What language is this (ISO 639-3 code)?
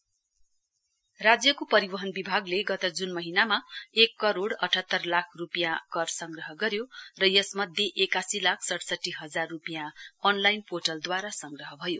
nep